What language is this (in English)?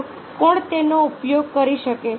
Gujarati